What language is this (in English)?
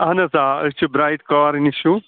Kashmiri